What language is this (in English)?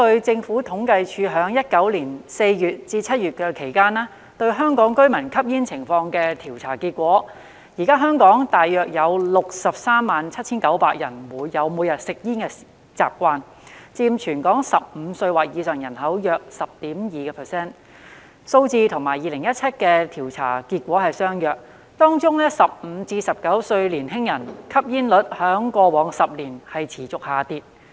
Cantonese